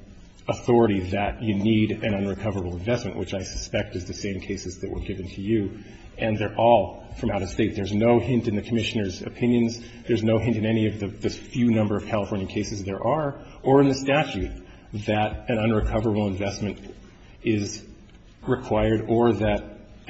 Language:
English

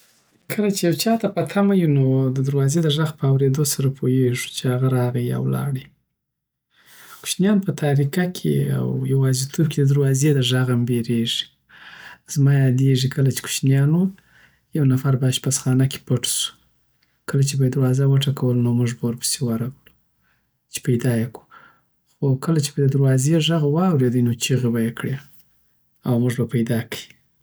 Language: Southern Pashto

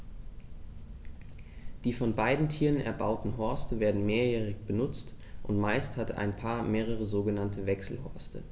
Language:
German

